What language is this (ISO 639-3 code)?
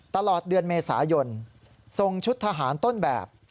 tha